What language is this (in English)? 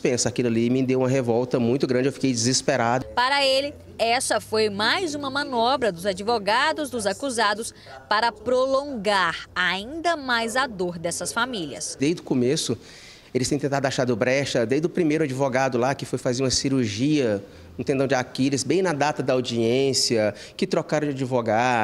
Portuguese